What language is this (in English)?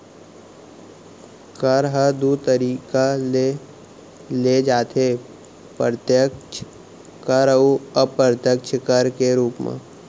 Chhattisgarhi